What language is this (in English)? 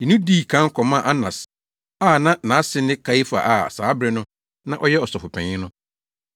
Akan